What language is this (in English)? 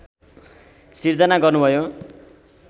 Nepali